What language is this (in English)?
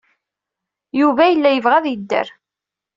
Kabyle